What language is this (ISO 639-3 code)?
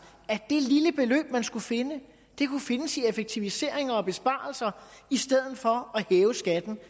dan